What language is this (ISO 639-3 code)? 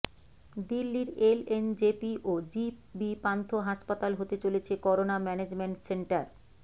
ben